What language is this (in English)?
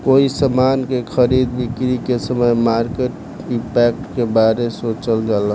Bhojpuri